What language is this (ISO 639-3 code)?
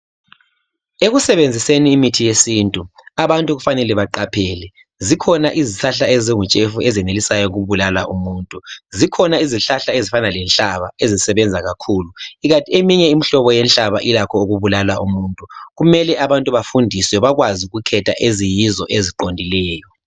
nde